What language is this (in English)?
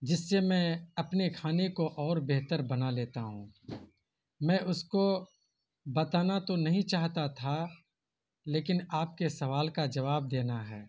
Urdu